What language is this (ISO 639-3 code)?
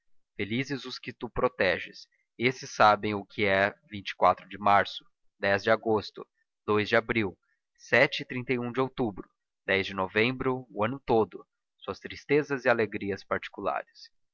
por